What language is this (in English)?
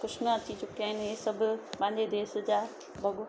Sindhi